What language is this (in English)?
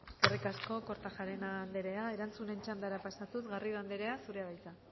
Basque